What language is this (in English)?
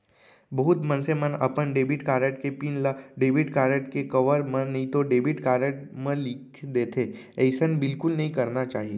Chhattisgarhi